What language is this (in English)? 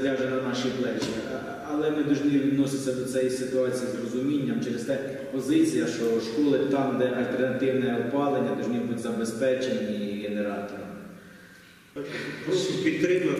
Ukrainian